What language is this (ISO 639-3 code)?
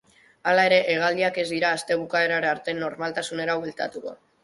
eus